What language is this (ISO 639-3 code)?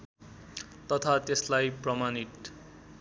nep